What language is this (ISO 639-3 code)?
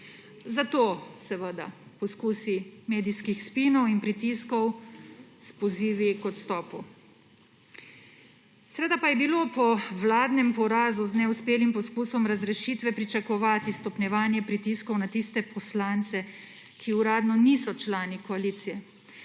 slv